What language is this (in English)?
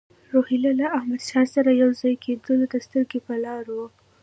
Pashto